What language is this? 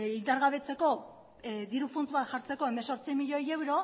Basque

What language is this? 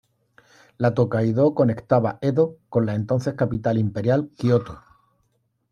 Spanish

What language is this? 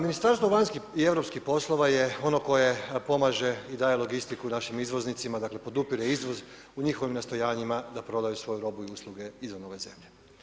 Croatian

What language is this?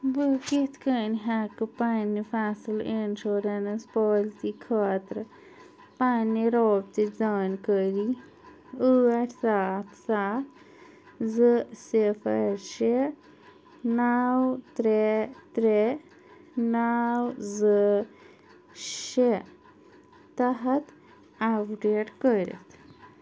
Kashmiri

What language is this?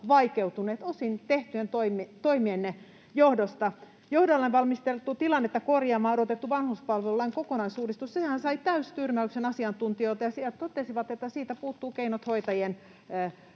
Finnish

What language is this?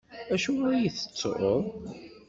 Kabyle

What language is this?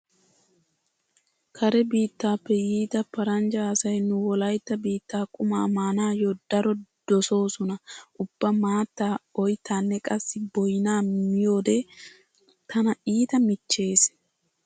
Wolaytta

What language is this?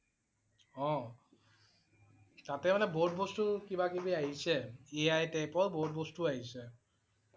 Assamese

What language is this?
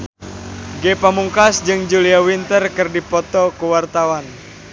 Sundanese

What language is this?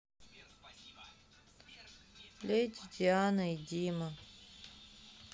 Russian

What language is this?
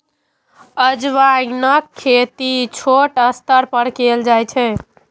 Maithili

